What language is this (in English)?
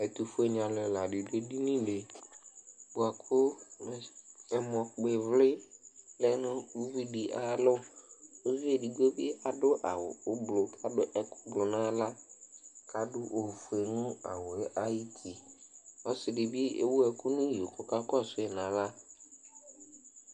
Ikposo